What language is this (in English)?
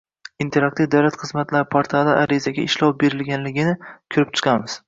Uzbek